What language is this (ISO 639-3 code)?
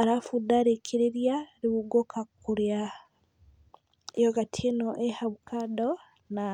kik